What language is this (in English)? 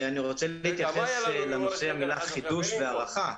Hebrew